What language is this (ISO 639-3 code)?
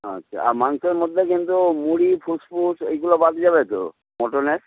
ben